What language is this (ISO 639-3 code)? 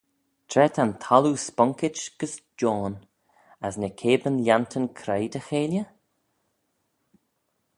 glv